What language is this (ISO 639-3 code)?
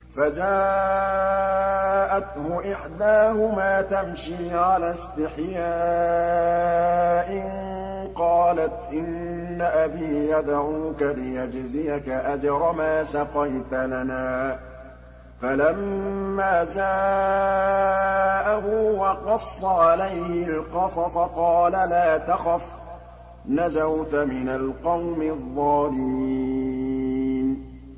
ara